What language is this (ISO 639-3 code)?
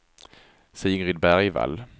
swe